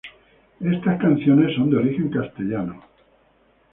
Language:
Spanish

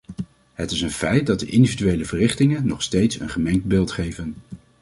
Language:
Dutch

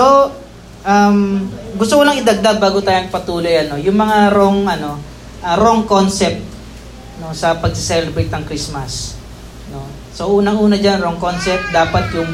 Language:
Filipino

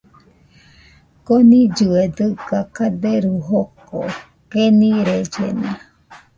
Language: Nüpode Huitoto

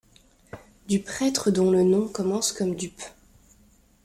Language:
French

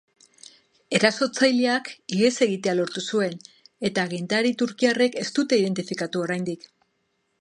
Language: Basque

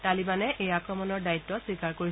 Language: Assamese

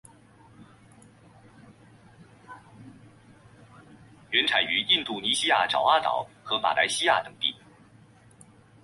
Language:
Chinese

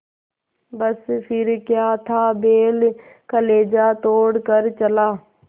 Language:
Hindi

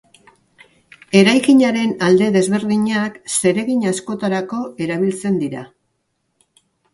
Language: Basque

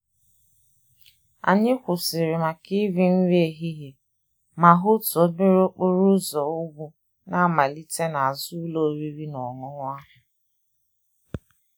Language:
Igbo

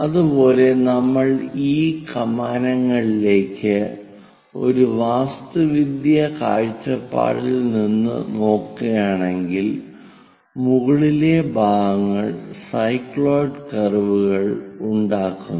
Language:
Malayalam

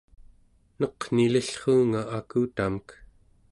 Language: Central Yupik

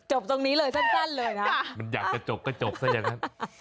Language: Thai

